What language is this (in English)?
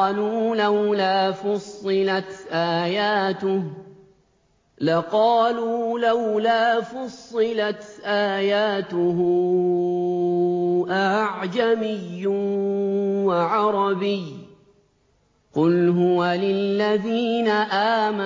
Arabic